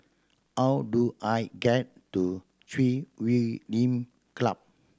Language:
English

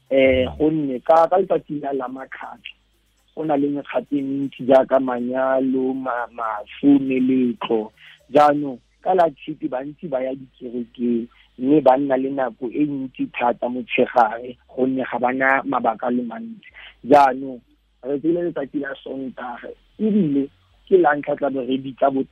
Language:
Filipino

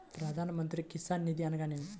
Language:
Telugu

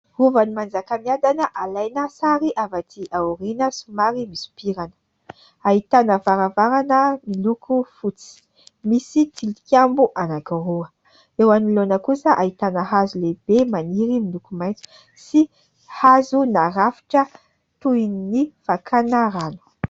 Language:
Malagasy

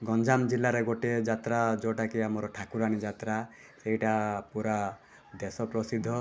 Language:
Odia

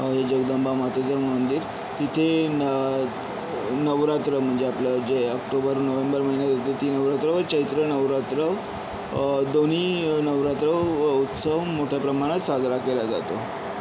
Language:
Marathi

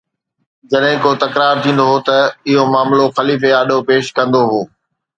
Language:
Sindhi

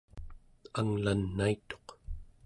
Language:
Central Yupik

